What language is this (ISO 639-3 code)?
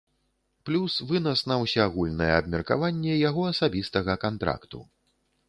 bel